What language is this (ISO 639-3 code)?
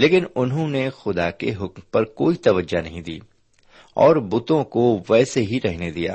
urd